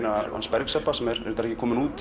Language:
Icelandic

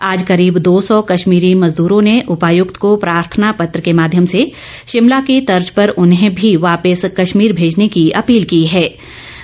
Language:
Hindi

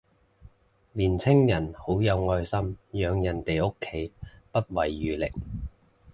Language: Cantonese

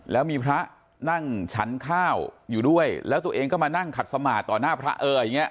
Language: Thai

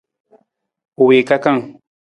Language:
Nawdm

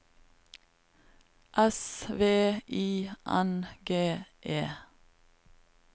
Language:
Norwegian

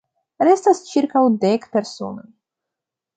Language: Esperanto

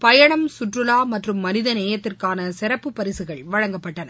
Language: Tamil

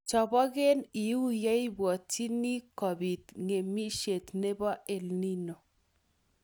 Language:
Kalenjin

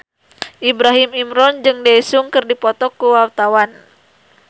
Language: Sundanese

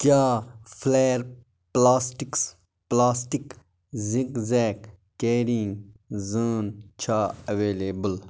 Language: Kashmiri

